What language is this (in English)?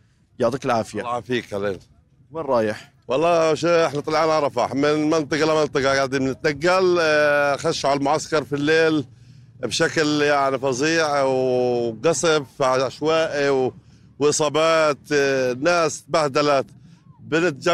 Arabic